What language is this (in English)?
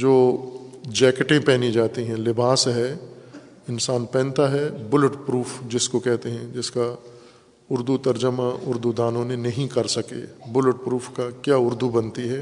Urdu